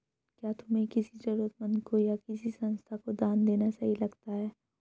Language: Hindi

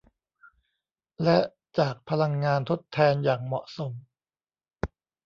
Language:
Thai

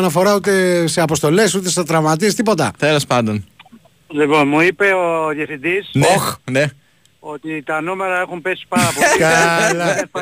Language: Greek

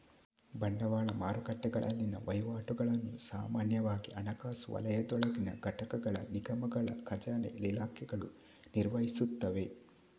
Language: Kannada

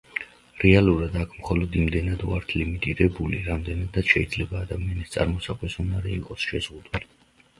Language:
Georgian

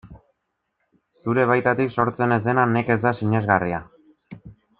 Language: Basque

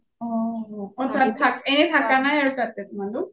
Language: Assamese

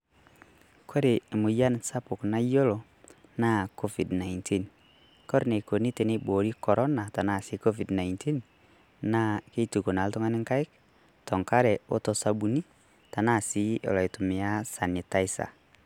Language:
Masai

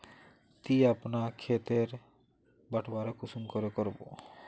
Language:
Magahi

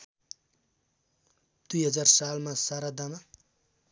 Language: Nepali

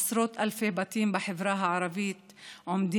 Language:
Hebrew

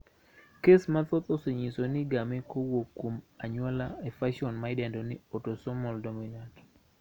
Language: Luo (Kenya and Tanzania)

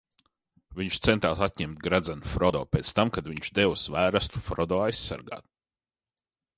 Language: Latvian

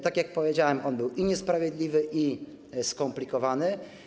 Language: Polish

